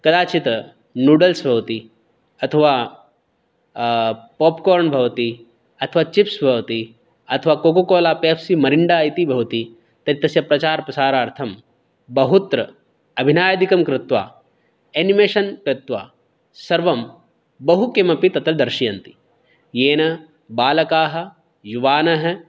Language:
Sanskrit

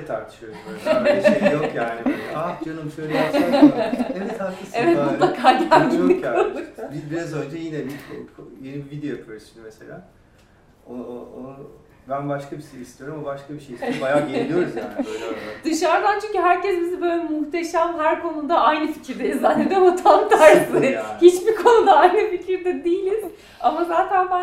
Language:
Turkish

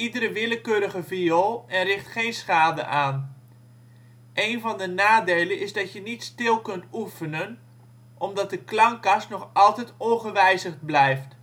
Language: Dutch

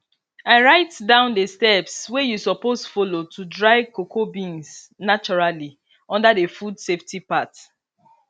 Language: Nigerian Pidgin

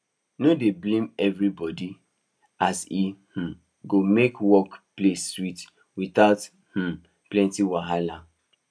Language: Nigerian Pidgin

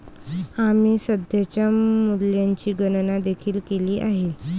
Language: Marathi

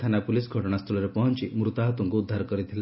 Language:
Odia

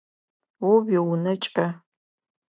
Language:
Adyghe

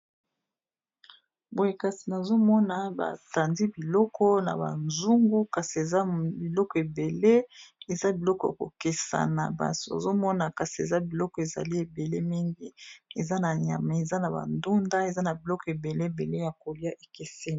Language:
Lingala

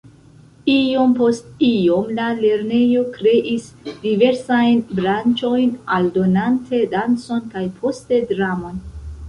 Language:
Esperanto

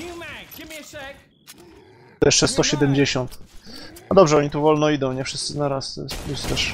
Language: Polish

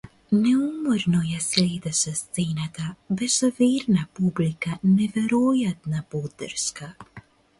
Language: Macedonian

